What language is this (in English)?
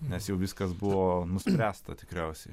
Lithuanian